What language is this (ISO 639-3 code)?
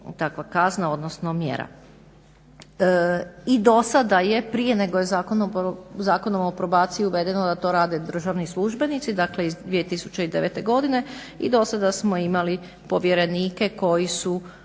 hrv